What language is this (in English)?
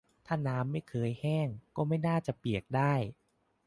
Thai